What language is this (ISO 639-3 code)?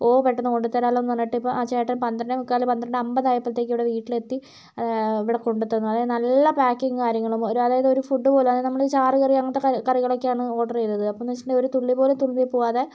mal